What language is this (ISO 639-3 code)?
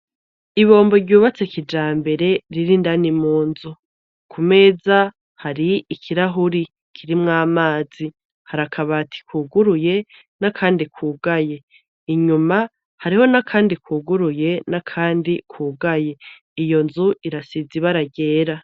run